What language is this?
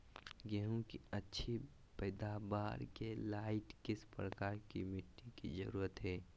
Magahi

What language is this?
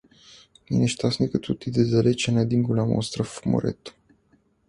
Bulgarian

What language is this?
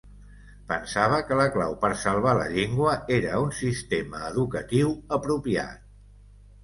Catalan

